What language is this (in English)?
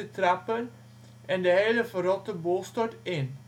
Dutch